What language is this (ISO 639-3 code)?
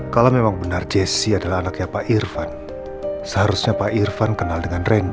ind